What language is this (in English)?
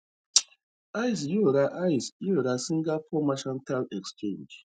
Yoruba